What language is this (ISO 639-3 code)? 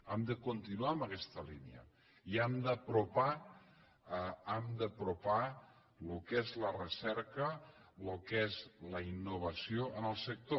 cat